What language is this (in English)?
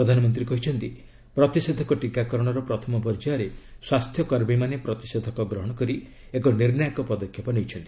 Odia